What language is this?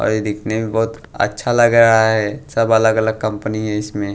Hindi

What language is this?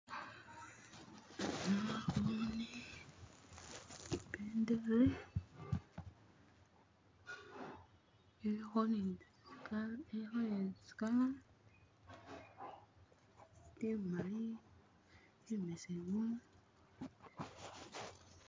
Masaaba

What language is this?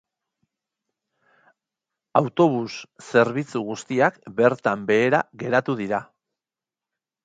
Basque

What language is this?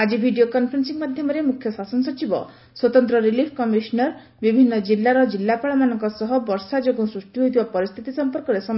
Odia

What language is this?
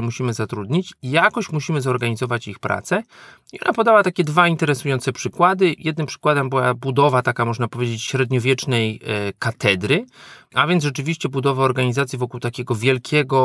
Polish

